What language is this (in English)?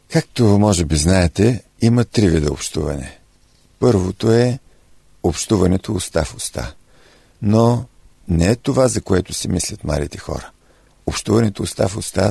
Bulgarian